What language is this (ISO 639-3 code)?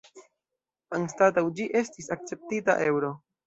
epo